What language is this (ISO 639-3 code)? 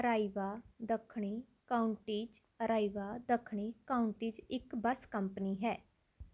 pan